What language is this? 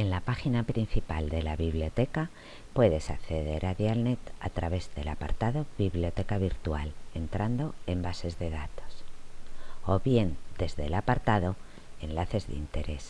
Spanish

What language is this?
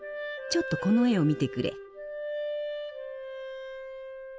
Japanese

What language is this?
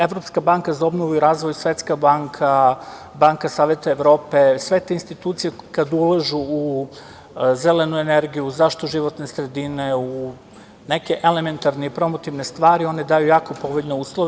Serbian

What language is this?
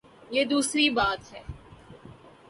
Urdu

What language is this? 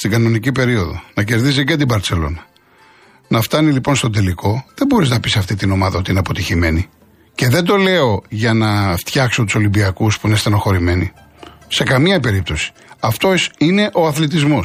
Greek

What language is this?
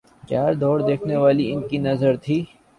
Urdu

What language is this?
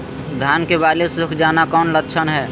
Magahi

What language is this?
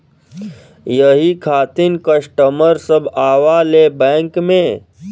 Bhojpuri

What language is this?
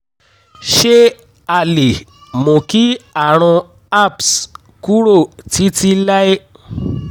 Yoruba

